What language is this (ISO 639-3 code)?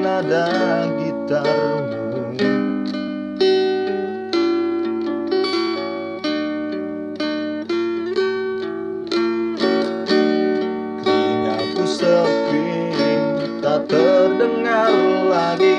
spa